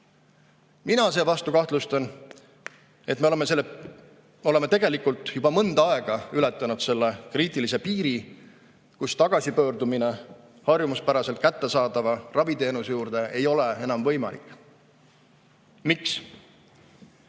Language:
Estonian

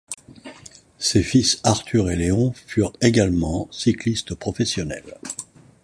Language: French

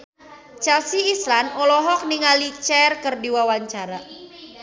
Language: Sundanese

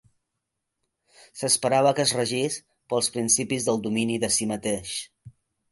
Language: Catalan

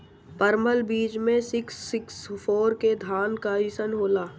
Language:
Bhojpuri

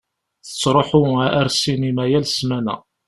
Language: Kabyle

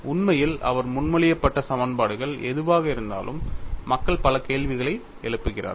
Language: Tamil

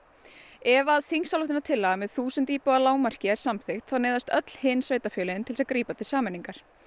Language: Icelandic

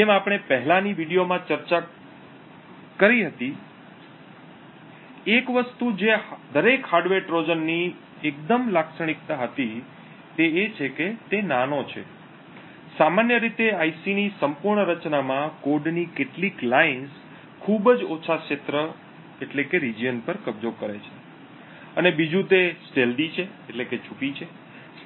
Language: Gujarati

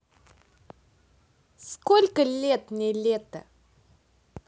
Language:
Russian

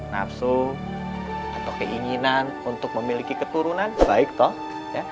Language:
Indonesian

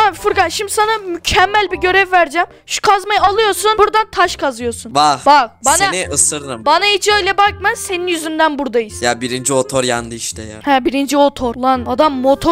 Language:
Turkish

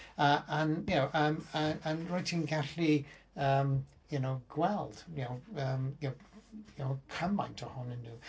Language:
Welsh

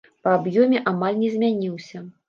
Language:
Belarusian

